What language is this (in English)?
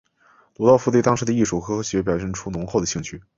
Chinese